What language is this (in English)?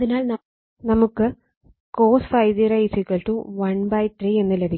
Malayalam